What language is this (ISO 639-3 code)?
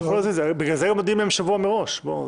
heb